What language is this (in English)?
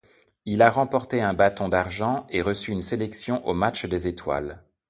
French